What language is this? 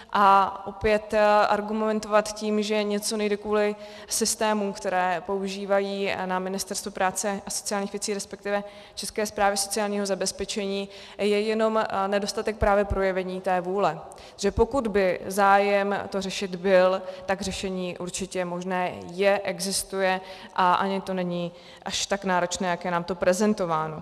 Czech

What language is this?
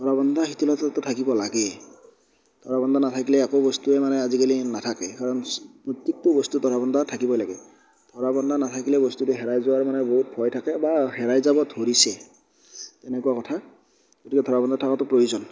Assamese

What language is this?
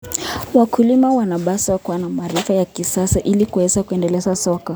Kalenjin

